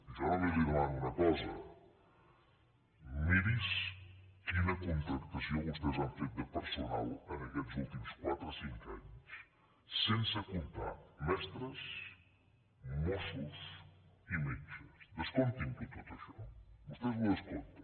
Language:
Catalan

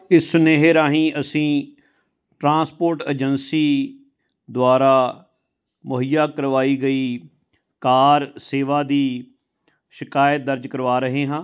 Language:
Punjabi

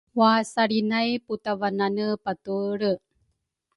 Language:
Rukai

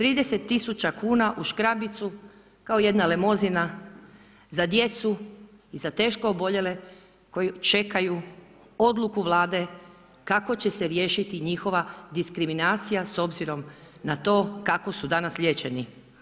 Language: Croatian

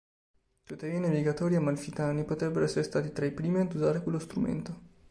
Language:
Italian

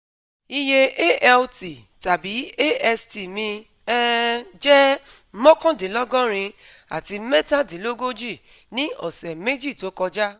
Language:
Yoruba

